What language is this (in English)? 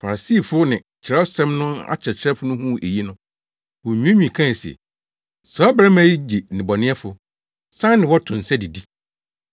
Akan